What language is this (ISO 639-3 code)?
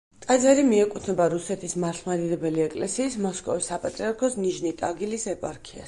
kat